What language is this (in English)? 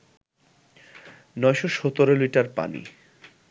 Bangla